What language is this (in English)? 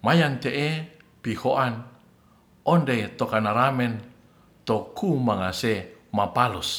Ratahan